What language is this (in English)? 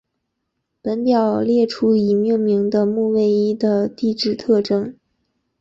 Chinese